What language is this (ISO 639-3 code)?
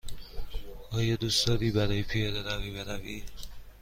fas